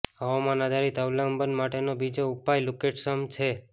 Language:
Gujarati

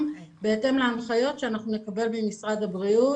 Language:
Hebrew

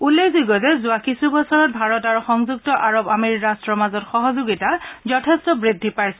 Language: Assamese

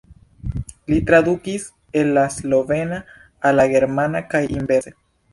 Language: Esperanto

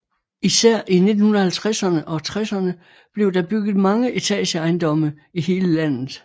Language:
Danish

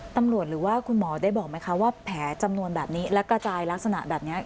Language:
Thai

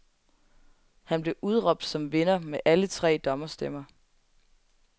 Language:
Danish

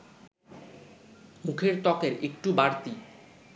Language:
Bangla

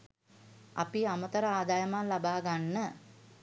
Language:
Sinhala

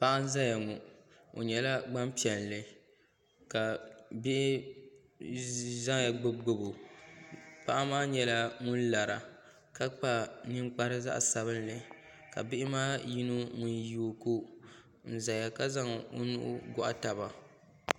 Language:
Dagbani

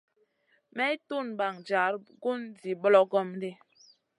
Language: Masana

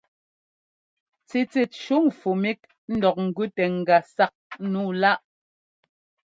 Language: Ngomba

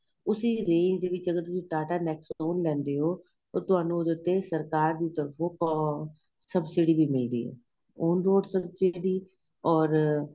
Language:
Punjabi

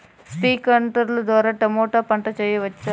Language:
Telugu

